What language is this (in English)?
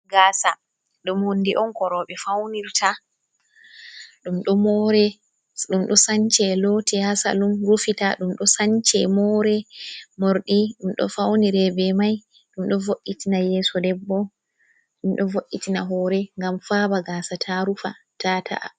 Fula